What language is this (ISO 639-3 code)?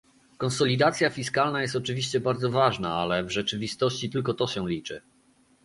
pol